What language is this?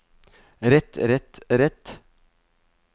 Norwegian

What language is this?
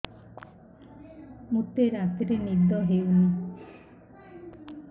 Odia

